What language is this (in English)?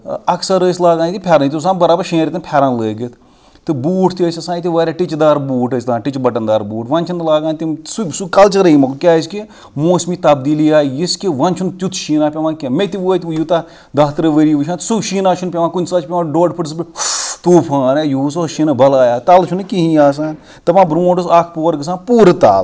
Kashmiri